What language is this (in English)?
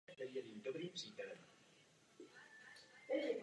Czech